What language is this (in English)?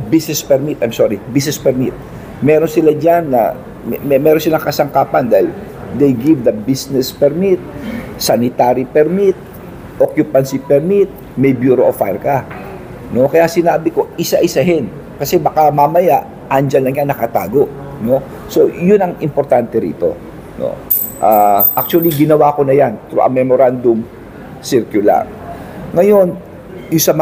Filipino